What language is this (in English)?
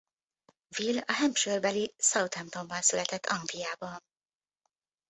Hungarian